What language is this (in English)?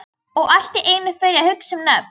Icelandic